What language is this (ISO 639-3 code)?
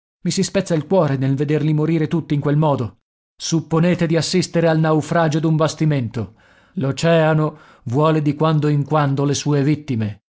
ita